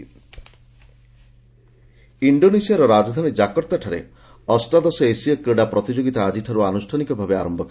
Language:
Odia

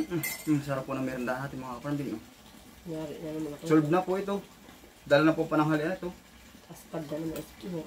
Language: Filipino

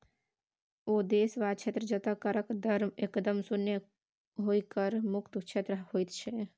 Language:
Maithili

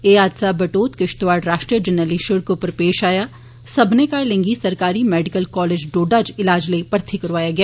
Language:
Dogri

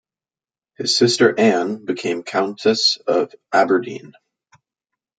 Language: English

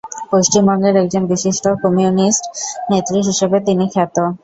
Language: Bangla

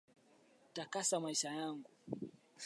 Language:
Swahili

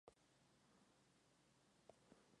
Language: Spanish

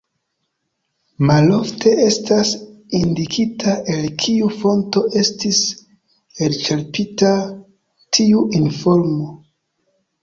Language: Esperanto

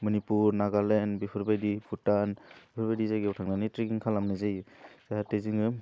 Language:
Bodo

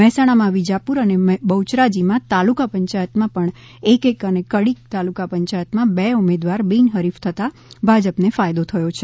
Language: Gujarati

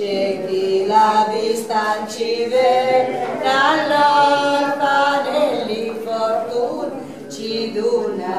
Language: Greek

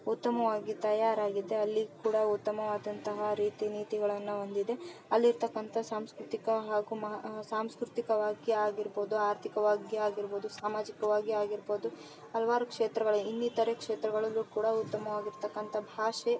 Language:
Kannada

